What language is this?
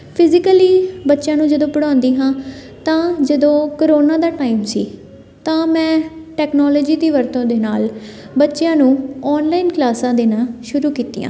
Punjabi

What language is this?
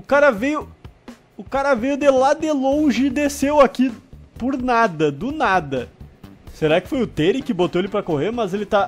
Portuguese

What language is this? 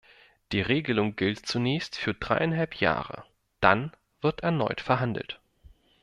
German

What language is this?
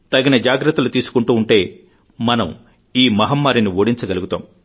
Telugu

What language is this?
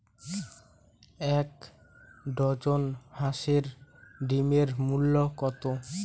Bangla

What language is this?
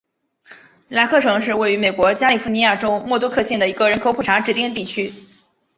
Chinese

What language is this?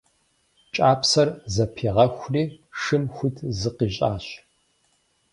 Kabardian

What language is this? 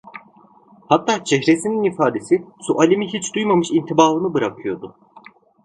Turkish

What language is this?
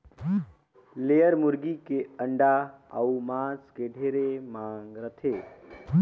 Chhattisgarhi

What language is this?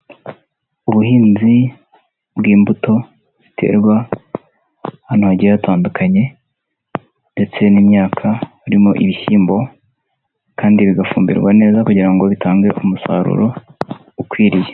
Kinyarwanda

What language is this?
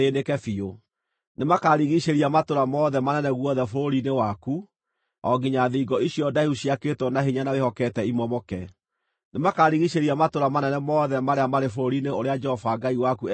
Kikuyu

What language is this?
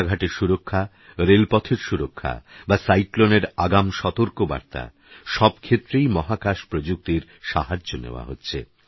Bangla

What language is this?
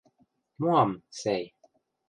Western Mari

